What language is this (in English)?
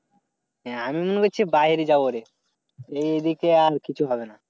Bangla